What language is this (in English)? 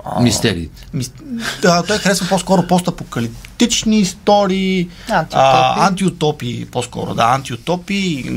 Bulgarian